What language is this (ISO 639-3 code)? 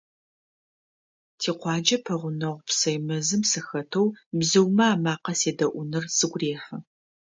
ady